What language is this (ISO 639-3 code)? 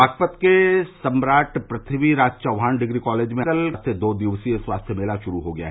hin